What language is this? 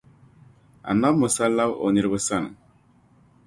Dagbani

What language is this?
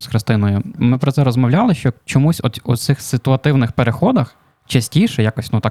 Ukrainian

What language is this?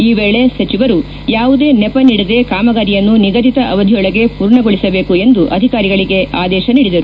Kannada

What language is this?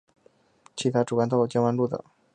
Chinese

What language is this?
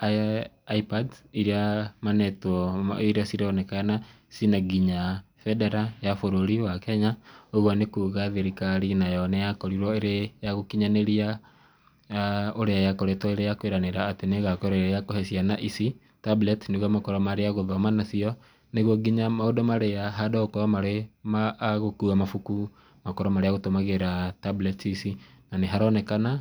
Kikuyu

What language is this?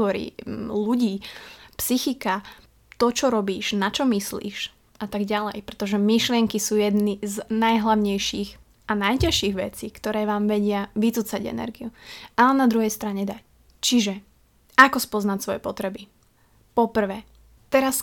Slovak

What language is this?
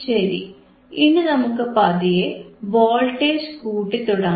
Malayalam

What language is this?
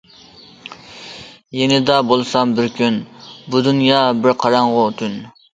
Uyghur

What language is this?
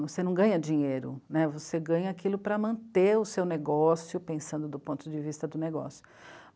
Portuguese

